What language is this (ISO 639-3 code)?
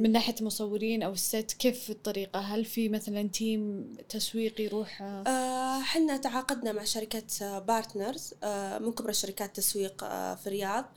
ara